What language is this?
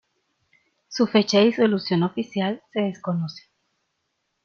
Spanish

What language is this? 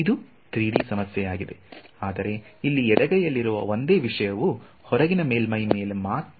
Kannada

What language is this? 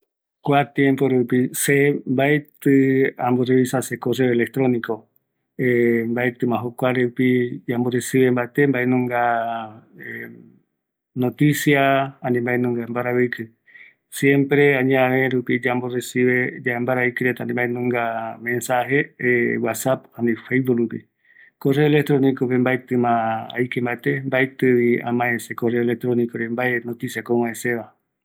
Eastern Bolivian Guaraní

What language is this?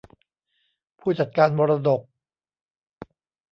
Thai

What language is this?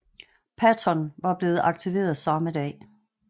Danish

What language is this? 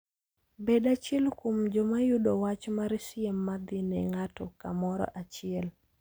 Luo (Kenya and Tanzania)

